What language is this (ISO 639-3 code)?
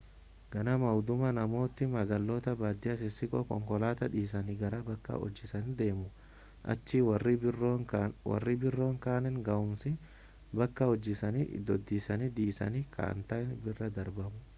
orm